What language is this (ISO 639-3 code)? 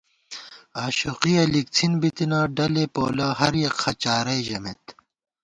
gwt